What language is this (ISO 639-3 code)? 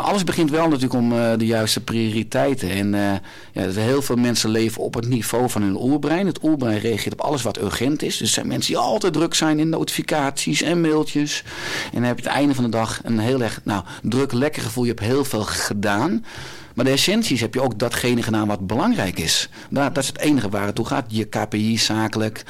nld